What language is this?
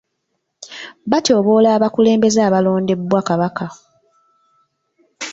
Ganda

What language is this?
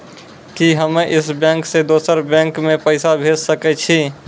Maithili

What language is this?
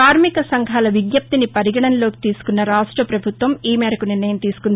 Telugu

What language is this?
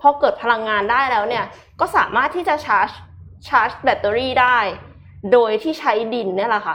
Thai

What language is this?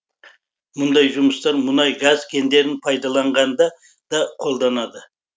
Kazakh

